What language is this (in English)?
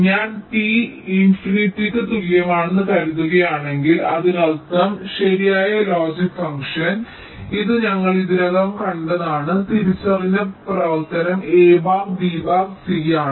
Malayalam